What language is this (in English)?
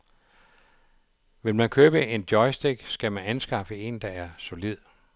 Danish